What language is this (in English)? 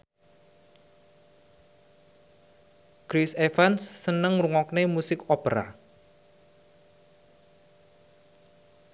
Javanese